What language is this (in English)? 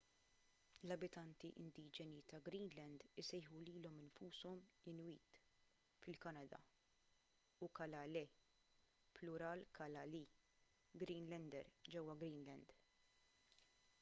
Maltese